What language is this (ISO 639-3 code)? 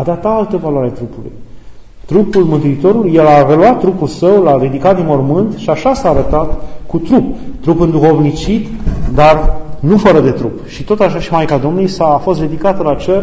ron